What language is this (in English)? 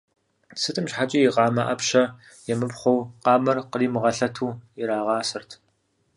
Kabardian